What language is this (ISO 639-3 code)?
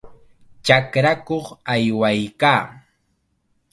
qxa